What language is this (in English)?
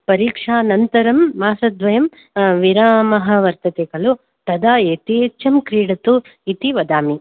Sanskrit